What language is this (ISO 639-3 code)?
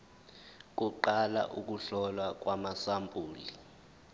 zul